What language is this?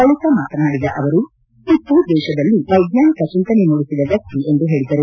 Kannada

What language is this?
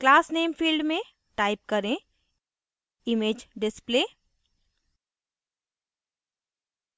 Hindi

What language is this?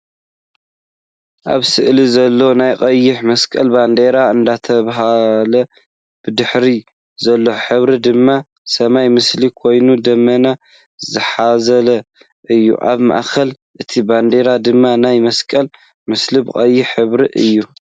Tigrinya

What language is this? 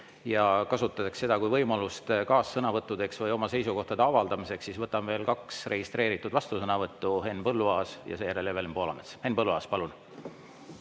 Estonian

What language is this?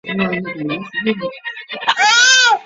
Chinese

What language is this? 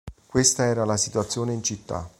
Italian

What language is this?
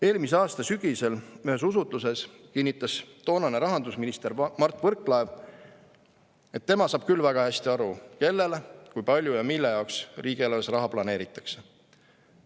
Estonian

